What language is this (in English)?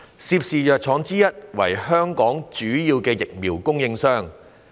Cantonese